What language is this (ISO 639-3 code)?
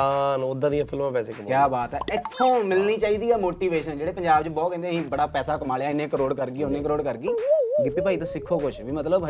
pan